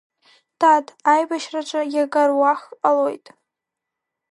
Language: Abkhazian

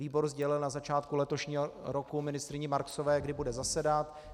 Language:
Czech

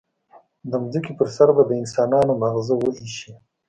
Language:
Pashto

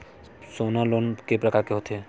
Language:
Chhattisgarhi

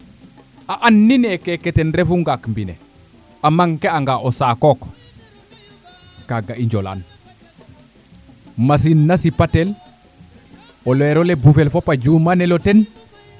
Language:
Serer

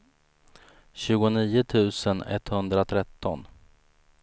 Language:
Swedish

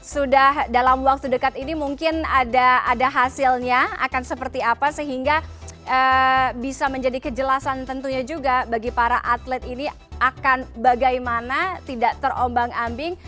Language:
Indonesian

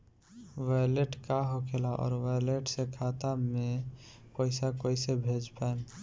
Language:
Bhojpuri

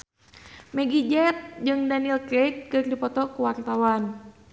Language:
Sundanese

